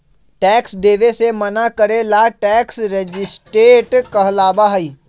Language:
Magahi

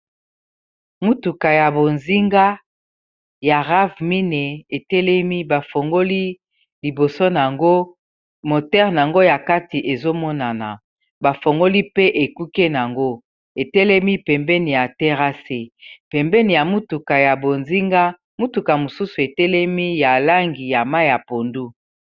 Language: Lingala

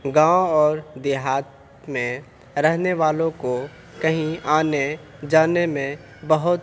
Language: Urdu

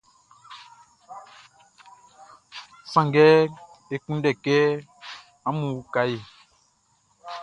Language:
Baoulé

